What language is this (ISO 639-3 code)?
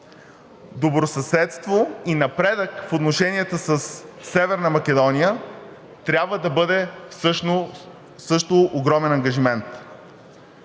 bul